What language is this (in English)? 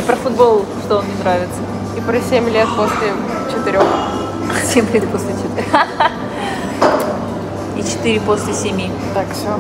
Russian